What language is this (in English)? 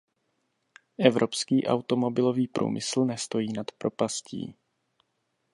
Czech